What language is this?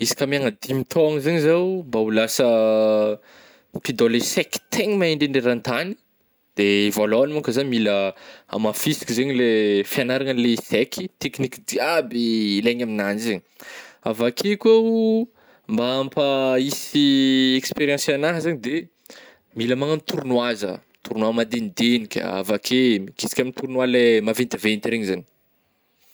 Northern Betsimisaraka Malagasy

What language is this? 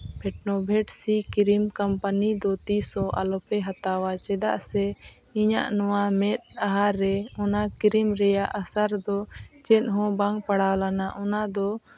Santali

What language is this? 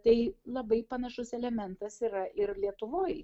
Lithuanian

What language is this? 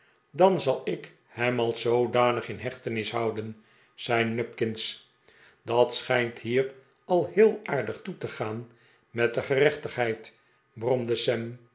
Dutch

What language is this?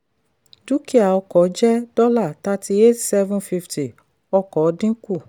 Yoruba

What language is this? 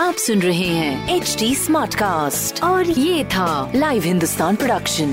Hindi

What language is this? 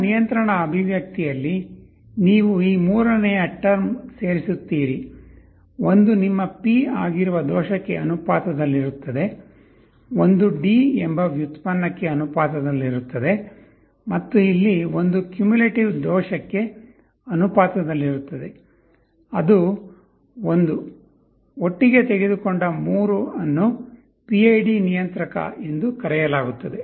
Kannada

